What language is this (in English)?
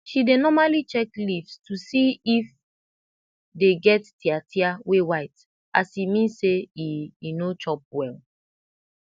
Nigerian Pidgin